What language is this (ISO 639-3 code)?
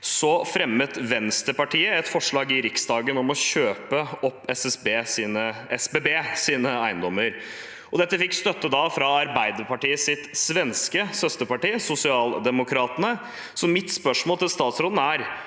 nor